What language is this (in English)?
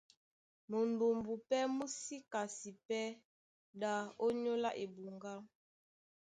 Duala